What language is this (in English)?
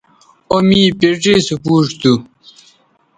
Bateri